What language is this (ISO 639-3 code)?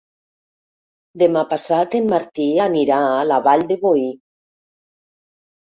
cat